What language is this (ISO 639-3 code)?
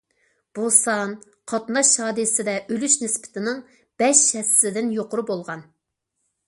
uig